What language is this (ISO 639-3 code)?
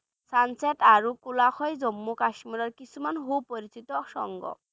ben